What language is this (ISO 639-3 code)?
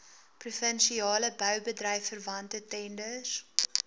afr